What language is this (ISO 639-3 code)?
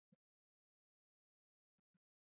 swa